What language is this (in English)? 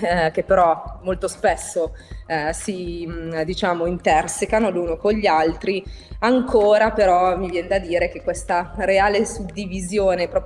Italian